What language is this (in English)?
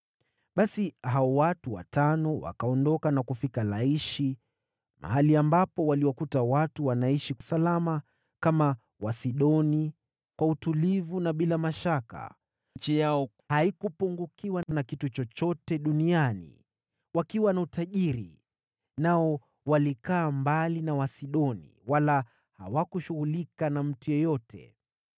Swahili